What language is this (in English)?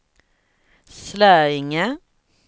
Swedish